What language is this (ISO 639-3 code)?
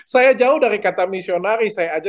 ind